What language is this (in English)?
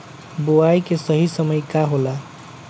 Bhojpuri